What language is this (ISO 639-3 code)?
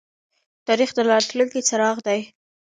pus